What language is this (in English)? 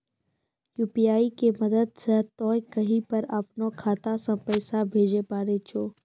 Maithili